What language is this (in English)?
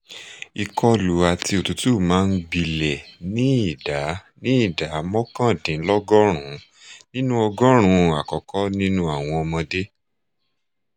Yoruba